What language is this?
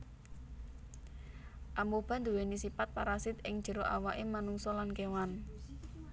Javanese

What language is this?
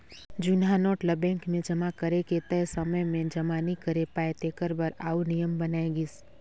Chhattisgarhi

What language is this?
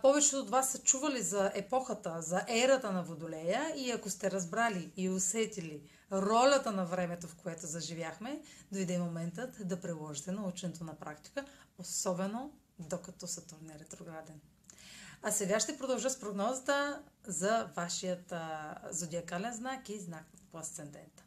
Bulgarian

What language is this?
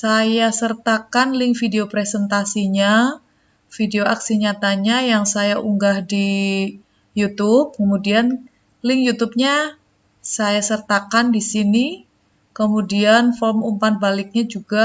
Indonesian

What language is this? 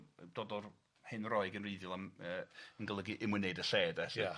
Welsh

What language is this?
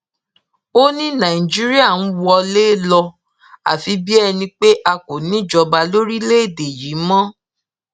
Yoruba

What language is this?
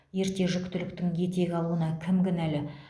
Kazakh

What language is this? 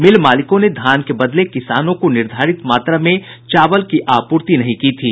Hindi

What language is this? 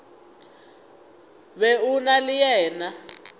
Northern Sotho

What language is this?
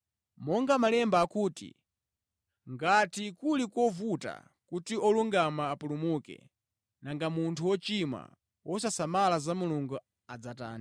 Nyanja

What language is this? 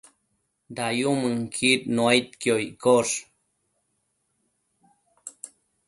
Matsés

